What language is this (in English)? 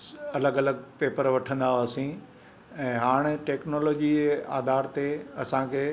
Sindhi